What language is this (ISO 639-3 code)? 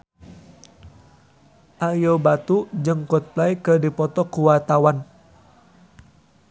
sun